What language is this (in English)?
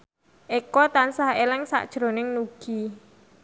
Javanese